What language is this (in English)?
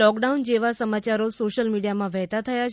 Gujarati